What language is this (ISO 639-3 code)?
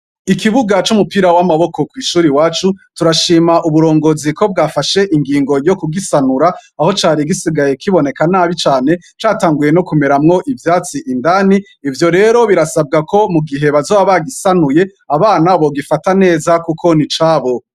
run